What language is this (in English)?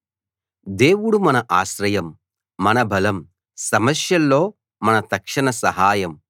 Telugu